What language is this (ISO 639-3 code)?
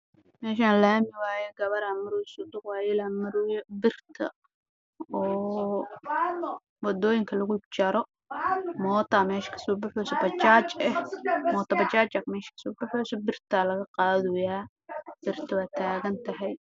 som